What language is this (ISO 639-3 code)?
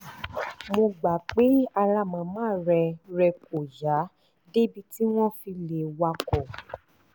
yor